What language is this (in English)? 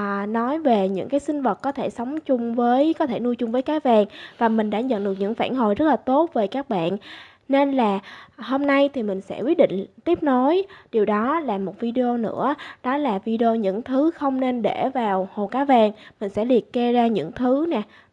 Vietnamese